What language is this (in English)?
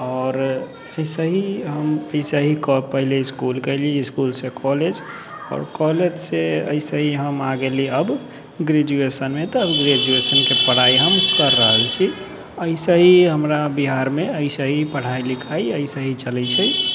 Maithili